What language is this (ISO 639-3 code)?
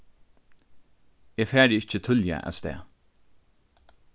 fao